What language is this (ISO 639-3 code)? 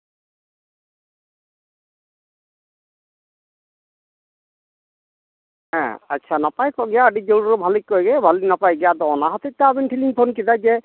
sat